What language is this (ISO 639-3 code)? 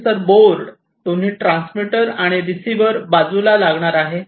mar